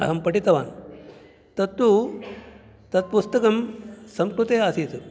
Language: Sanskrit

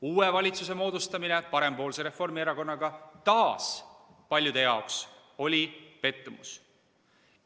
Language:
Estonian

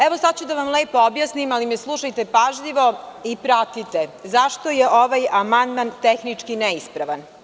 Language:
Serbian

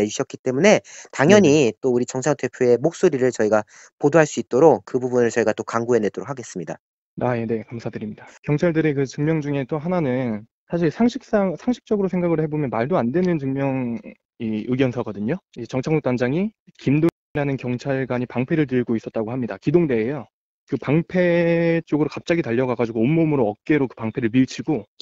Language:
Korean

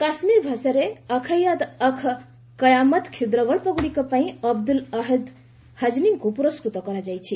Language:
Odia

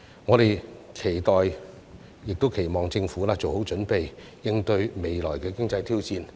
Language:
Cantonese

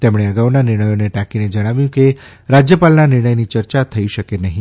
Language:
Gujarati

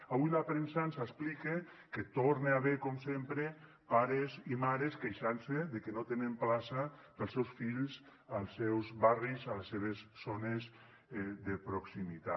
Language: Catalan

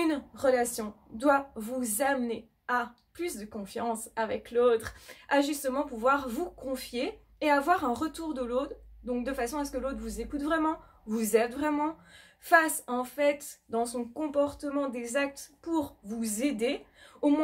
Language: French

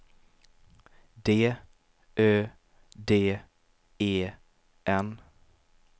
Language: Swedish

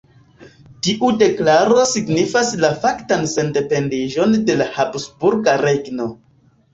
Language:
Esperanto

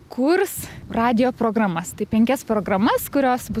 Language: Lithuanian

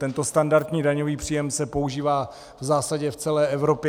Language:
Czech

